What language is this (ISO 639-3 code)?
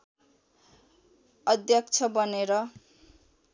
nep